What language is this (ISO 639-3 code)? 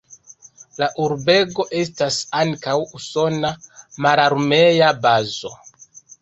epo